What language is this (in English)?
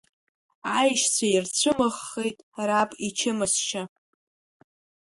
Abkhazian